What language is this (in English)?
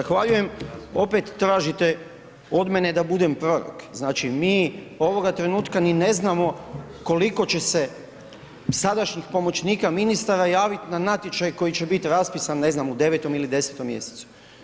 Croatian